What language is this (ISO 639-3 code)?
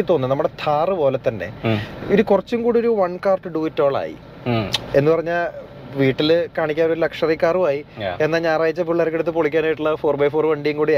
mal